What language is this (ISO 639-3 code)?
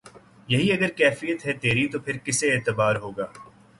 urd